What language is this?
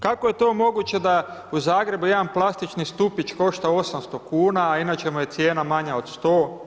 Croatian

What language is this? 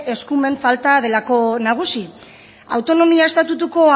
Basque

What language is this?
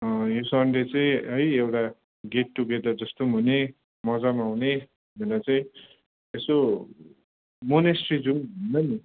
Nepali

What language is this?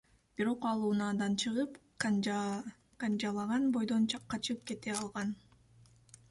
Kyrgyz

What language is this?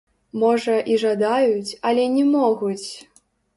Belarusian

